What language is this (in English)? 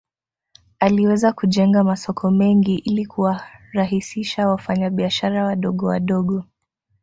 Swahili